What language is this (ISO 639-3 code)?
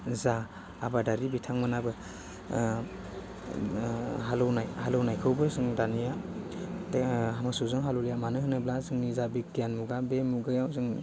brx